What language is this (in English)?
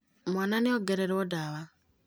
Kikuyu